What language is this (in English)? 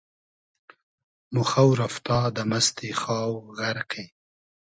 Hazaragi